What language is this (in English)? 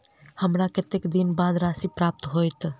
Maithili